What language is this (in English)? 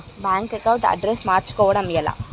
Telugu